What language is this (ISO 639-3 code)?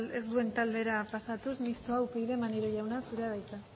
eus